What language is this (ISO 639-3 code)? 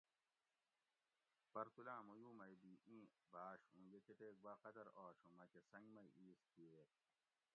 gwc